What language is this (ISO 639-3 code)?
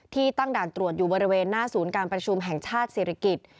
tha